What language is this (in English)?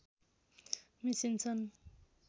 Nepali